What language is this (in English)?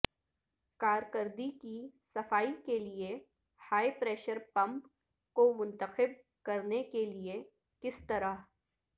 Urdu